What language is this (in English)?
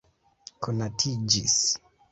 Esperanto